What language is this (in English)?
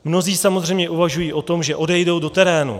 Czech